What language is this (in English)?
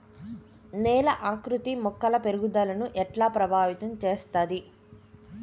Telugu